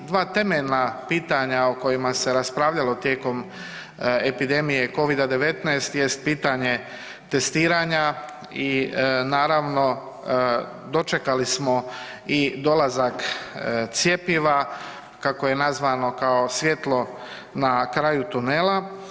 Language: Croatian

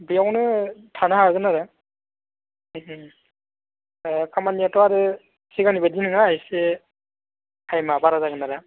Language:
Bodo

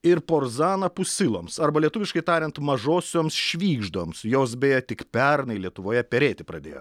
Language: Lithuanian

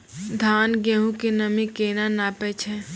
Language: Maithili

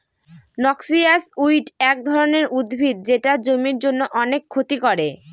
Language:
Bangla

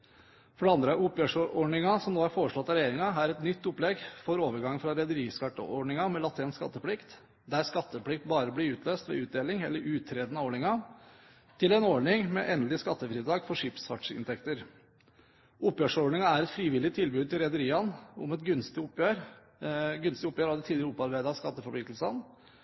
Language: Norwegian Bokmål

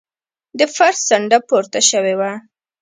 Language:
Pashto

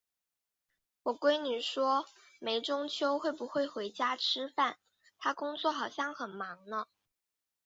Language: Chinese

